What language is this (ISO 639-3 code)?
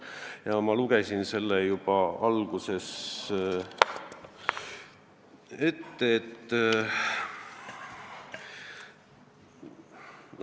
est